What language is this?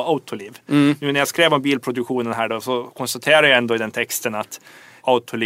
Swedish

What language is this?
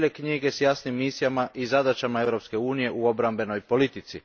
Croatian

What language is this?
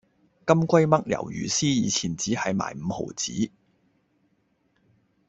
Cantonese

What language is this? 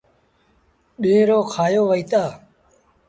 Sindhi Bhil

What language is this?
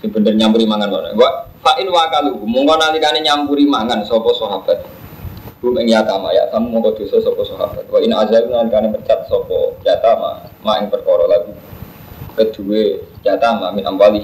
Indonesian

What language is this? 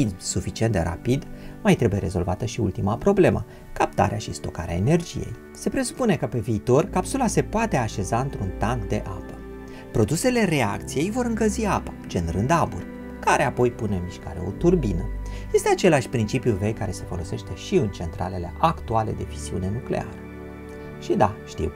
Romanian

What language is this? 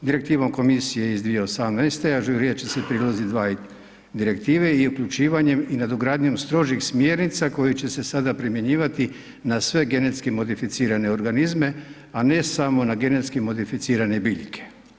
Croatian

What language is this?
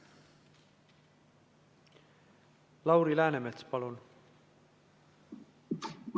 Estonian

